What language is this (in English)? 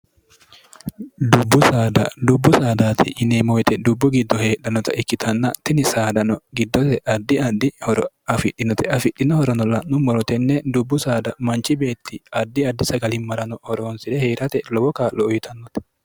Sidamo